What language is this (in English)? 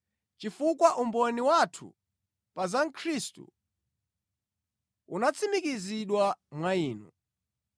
Nyanja